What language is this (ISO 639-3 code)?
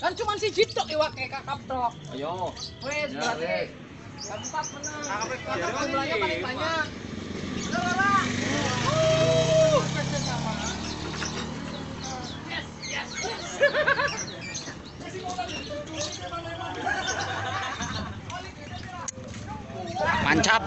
ind